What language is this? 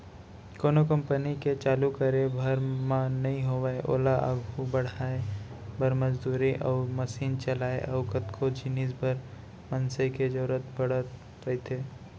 Chhattisgarhi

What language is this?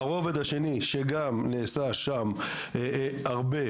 Hebrew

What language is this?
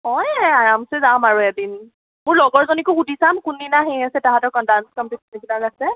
Assamese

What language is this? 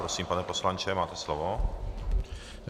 Czech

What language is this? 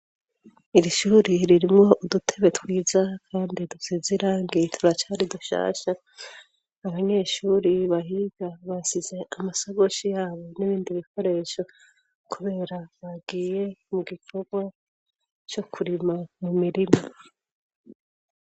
Rundi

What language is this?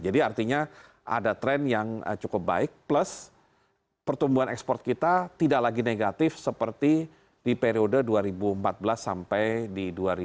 Indonesian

